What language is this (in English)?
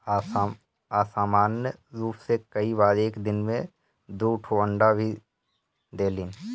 Bhojpuri